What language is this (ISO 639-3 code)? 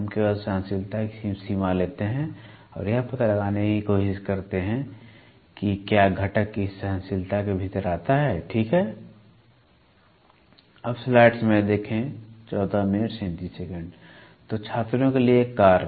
hin